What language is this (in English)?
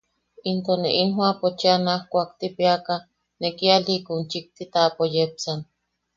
Yaqui